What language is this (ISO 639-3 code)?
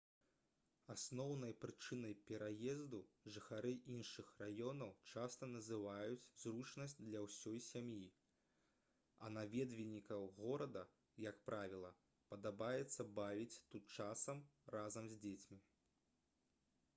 bel